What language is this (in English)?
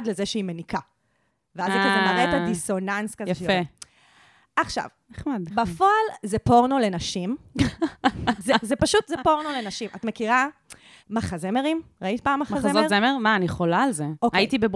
Hebrew